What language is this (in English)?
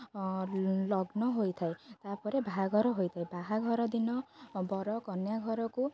Odia